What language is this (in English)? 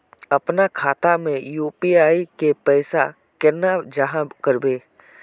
Magahi